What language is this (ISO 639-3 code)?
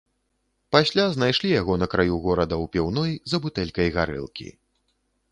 bel